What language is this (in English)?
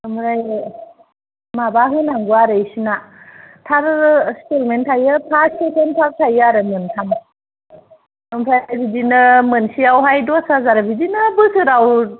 Bodo